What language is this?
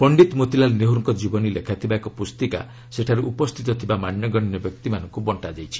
Odia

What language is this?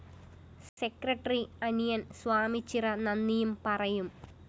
Malayalam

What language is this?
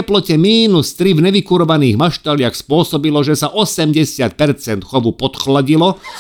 Slovak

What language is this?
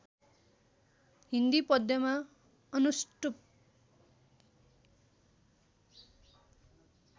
Nepali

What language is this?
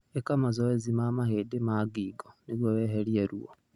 Kikuyu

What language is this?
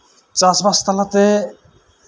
Santali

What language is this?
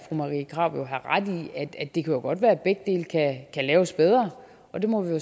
Danish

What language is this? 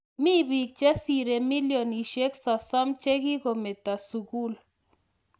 Kalenjin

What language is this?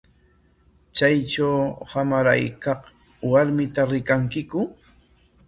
Corongo Ancash Quechua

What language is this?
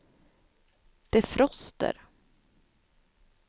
Swedish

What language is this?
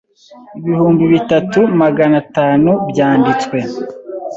Kinyarwanda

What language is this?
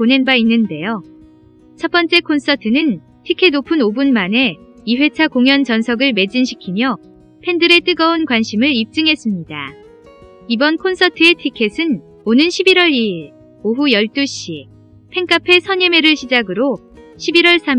Korean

